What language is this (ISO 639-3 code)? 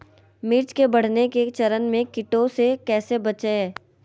mag